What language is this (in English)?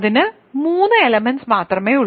Malayalam